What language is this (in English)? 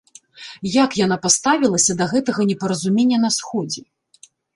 Belarusian